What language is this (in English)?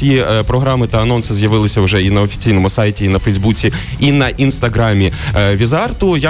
Ukrainian